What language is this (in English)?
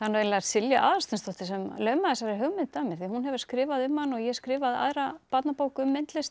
Icelandic